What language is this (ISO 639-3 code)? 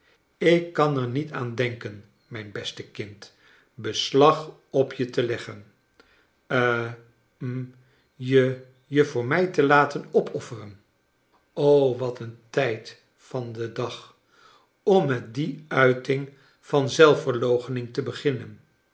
nld